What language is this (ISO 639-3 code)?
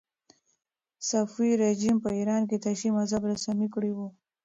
pus